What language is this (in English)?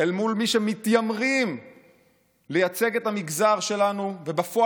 Hebrew